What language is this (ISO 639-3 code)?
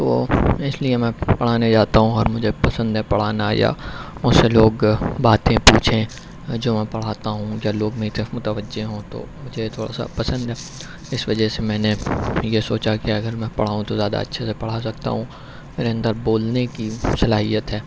urd